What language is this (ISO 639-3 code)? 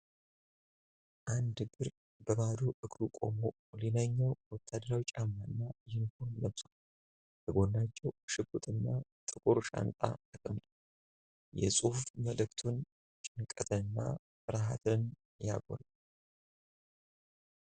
amh